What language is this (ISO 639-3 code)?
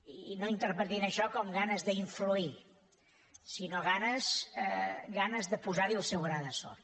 cat